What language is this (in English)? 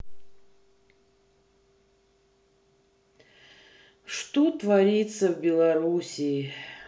Russian